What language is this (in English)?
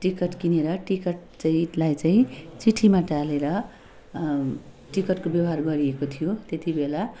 Nepali